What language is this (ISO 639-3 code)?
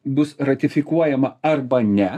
lit